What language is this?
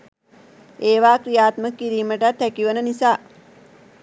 Sinhala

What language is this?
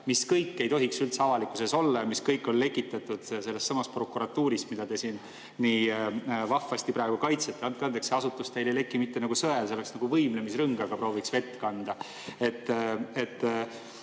Estonian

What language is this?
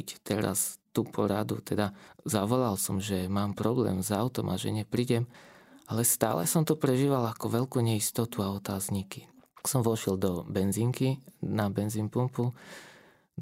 Slovak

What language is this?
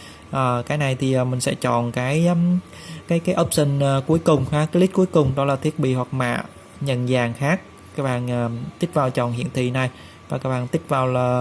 Vietnamese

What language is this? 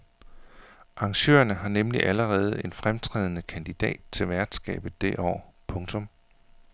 Danish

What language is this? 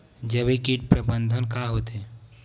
Chhattisgarhi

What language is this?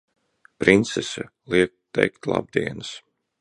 Latvian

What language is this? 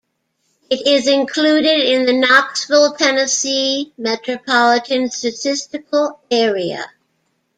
English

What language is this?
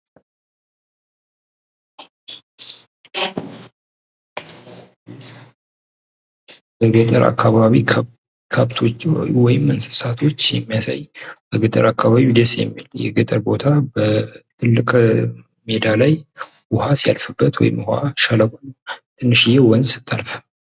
Amharic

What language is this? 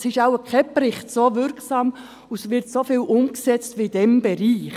Swiss German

